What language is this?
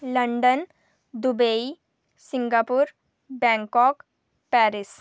Dogri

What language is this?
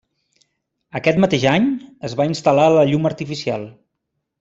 Catalan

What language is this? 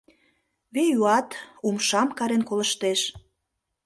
Mari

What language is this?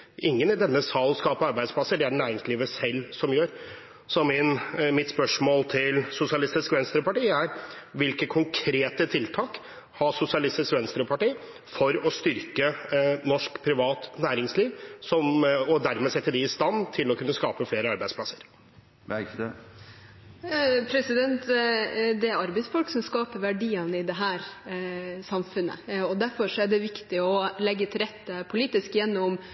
Norwegian Bokmål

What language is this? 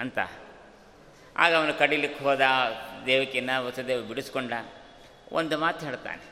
Kannada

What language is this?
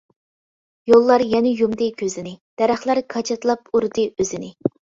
Uyghur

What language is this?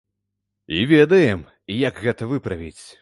Belarusian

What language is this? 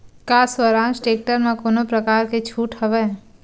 Chhattisgarhi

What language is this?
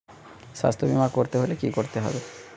Bangla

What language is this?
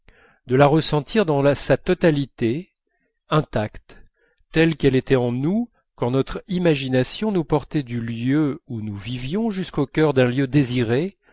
French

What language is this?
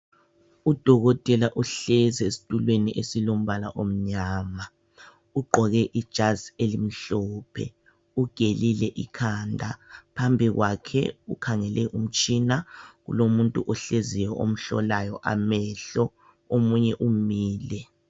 North Ndebele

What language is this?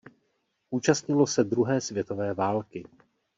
Czech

